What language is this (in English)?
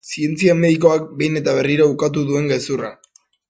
Basque